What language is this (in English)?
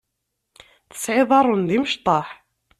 Kabyle